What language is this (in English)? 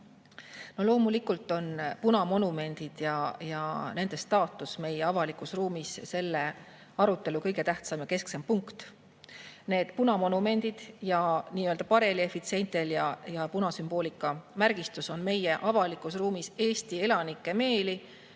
Estonian